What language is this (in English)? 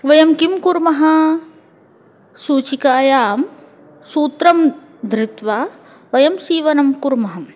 Sanskrit